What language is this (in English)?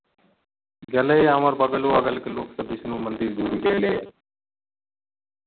Maithili